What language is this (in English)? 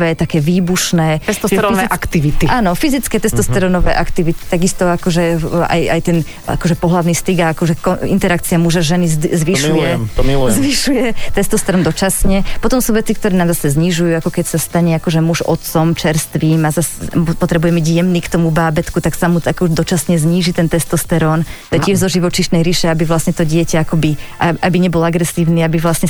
Slovak